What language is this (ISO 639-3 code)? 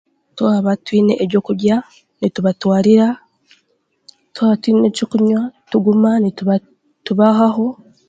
cgg